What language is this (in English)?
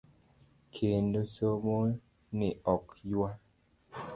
Luo (Kenya and Tanzania)